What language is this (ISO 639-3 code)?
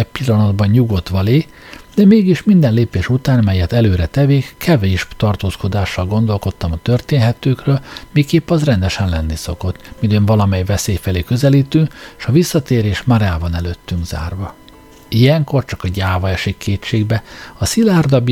hun